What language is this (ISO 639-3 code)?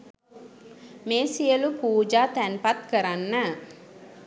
sin